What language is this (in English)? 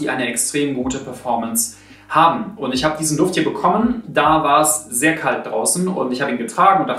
German